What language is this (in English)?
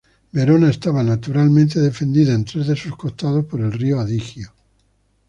Spanish